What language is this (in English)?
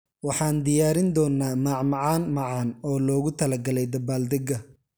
Somali